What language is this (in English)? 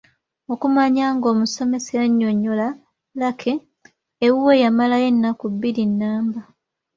Ganda